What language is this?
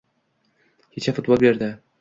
Uzbek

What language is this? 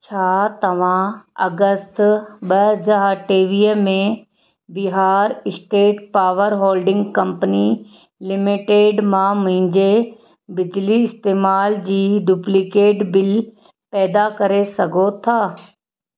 Sindhi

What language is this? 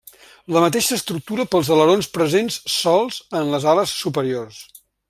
Catalan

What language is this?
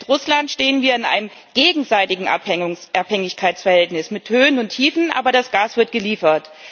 German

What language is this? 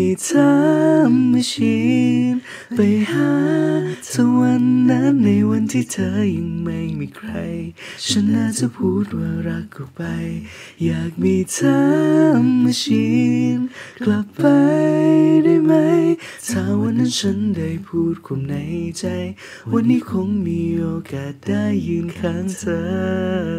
Thai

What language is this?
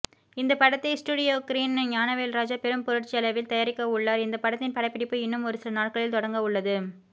Tamil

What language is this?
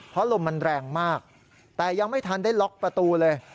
Thai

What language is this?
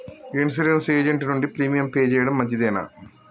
Telugu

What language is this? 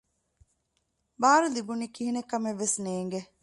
Divehi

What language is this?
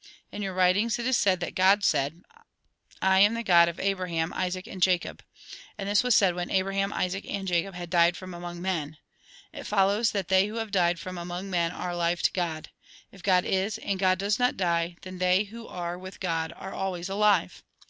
English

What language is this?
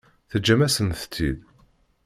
Kabyle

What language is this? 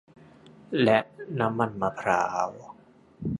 Thai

